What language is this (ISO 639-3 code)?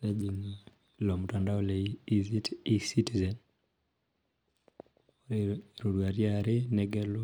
mas